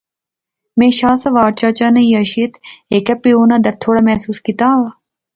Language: Pahari-Potwari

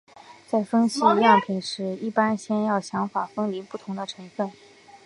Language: Chinese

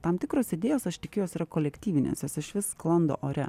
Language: Lithuanian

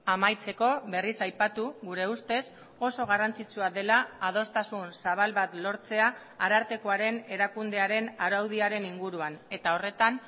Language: Basque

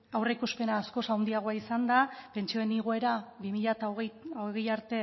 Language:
Basque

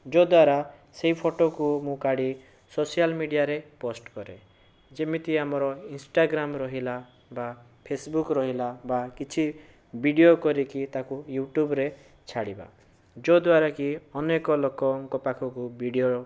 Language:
Odia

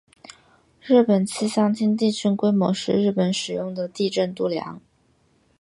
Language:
Chinese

